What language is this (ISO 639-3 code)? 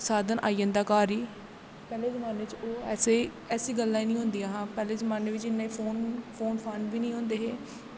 doi